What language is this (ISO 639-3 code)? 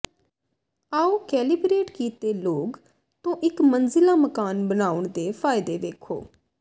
pan